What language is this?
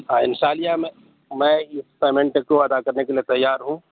Urdu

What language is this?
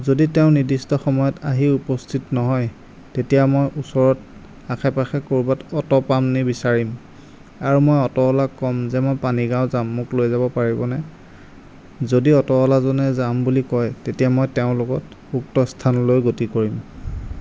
Assamese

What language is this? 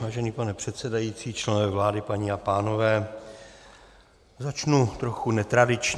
Czech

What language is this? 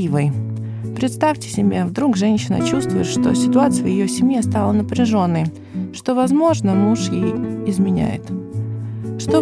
Russian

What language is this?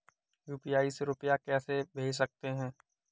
Hindi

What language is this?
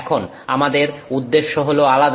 Bangla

